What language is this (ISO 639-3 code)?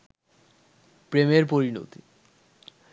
ben